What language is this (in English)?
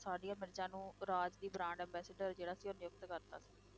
Punjabi